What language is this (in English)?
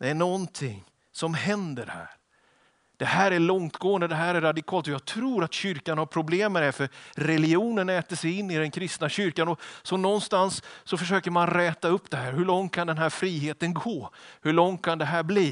Swedish